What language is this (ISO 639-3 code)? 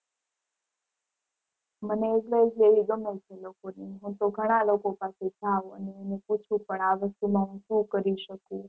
guj